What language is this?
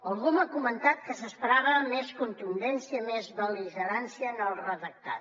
Catalan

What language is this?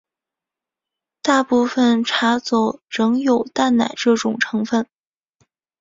Chinese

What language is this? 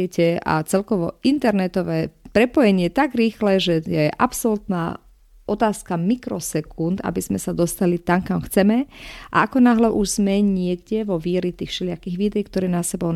Slovak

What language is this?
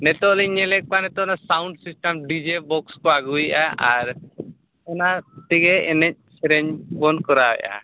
Santali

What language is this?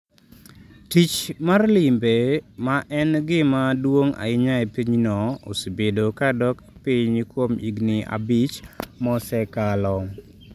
Luo (Kenya and Tanzania)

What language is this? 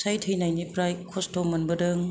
Bodo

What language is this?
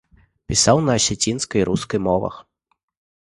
Belarusian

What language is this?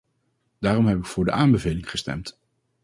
Dutch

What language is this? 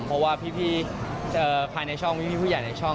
Thai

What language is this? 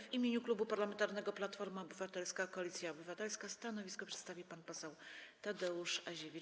Polish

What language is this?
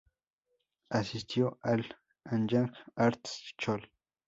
Spanish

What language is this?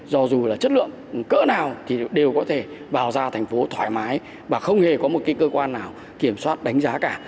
Vietnamese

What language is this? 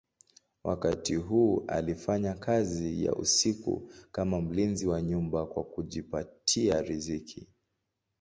Swahili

